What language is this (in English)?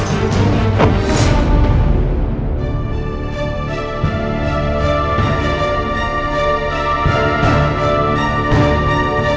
Indonesian